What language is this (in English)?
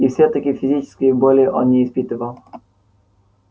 Russian